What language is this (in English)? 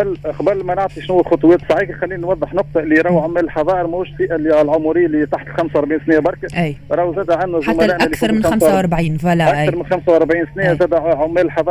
Arabic